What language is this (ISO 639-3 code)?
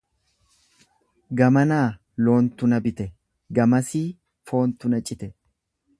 orm